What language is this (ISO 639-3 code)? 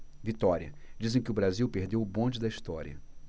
por